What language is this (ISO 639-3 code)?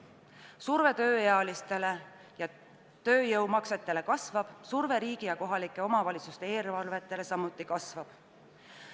est